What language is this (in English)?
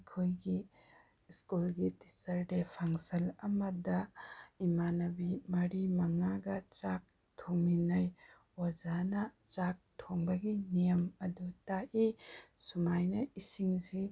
Manipuri